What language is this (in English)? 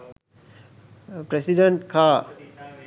Sinhala